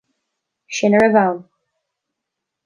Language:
Irish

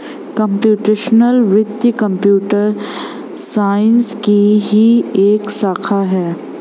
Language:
Hindi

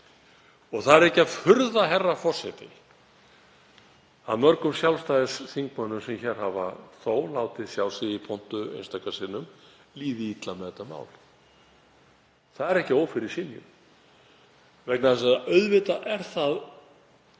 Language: Icelandic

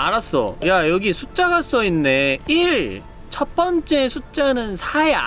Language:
Korean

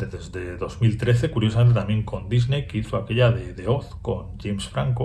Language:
Spanish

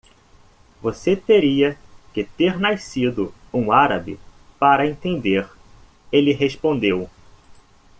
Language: Portuguese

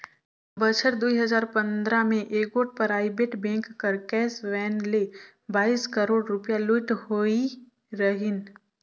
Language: Chhattisgarhi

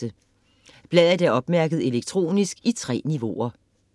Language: Danish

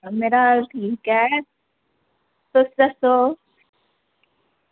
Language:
Dogri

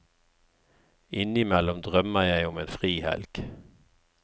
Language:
Norwegian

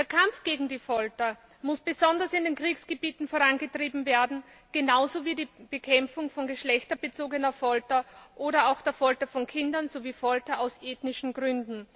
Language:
German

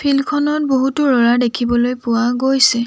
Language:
Assamese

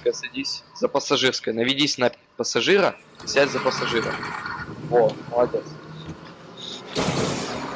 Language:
Russian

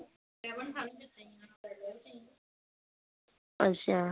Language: Dogri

